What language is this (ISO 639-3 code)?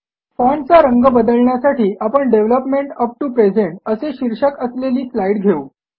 mar